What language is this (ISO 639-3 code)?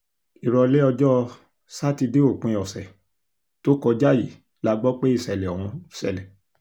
yor